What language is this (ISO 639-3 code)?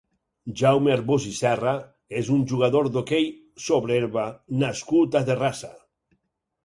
cat